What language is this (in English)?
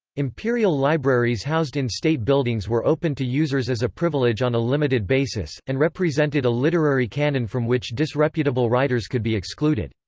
English